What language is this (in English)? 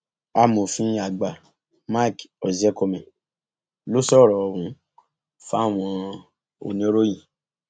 Yoruba